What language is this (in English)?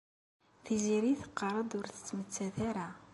Kabyle